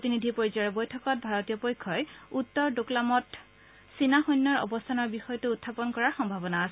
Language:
Assamese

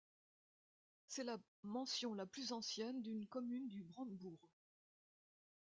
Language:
French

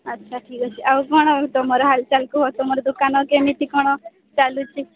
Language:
Odia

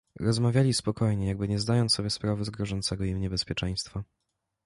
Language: Polish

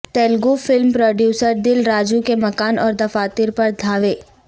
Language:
Urdu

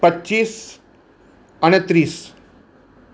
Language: Gujarati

